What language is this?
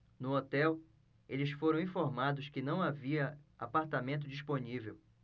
Portuguese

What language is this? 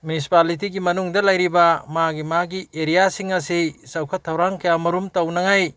Manipuri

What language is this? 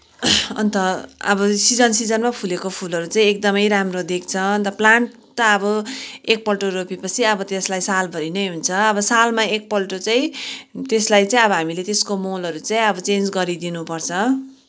Nepali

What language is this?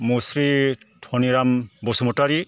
Bodo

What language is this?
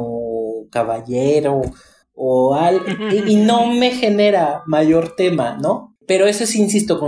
Spanish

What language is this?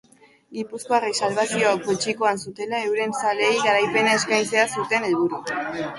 Basque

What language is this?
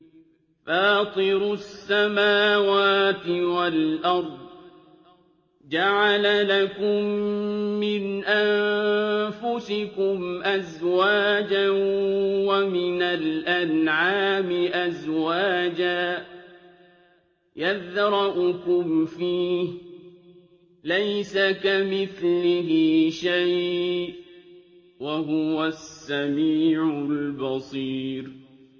Arabic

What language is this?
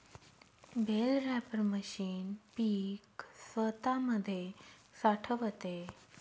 Marathi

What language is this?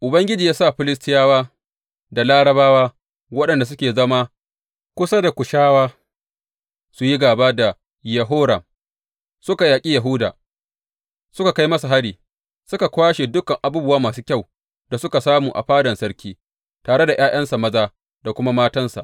Hausa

